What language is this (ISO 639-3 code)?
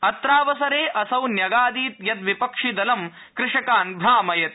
san